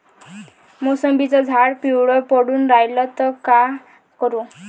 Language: Marathi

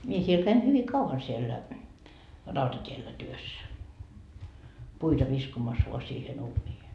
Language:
Finnish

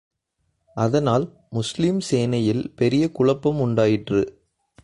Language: Tamil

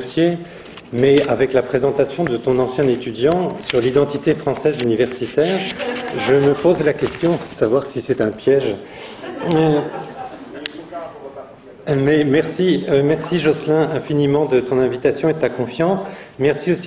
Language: French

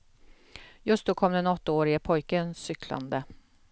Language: Swedish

